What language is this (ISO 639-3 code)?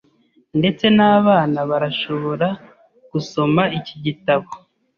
kin